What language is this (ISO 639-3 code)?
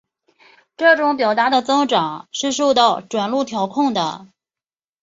zho